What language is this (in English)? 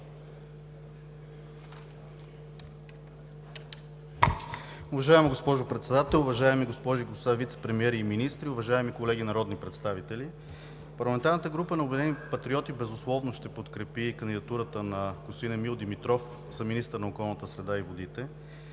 Bulgarian